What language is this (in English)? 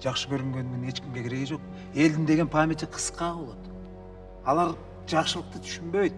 Turkish